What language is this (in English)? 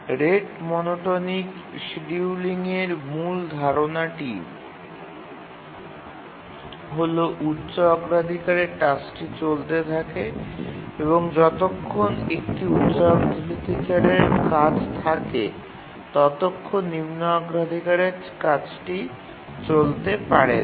Bangla